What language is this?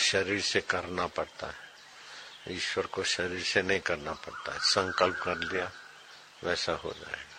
Hindi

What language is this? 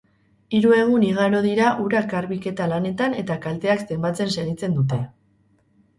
Basque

